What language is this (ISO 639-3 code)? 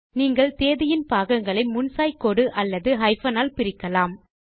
tam